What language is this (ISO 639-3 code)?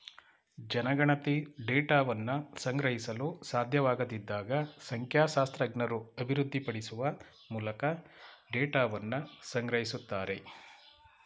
kan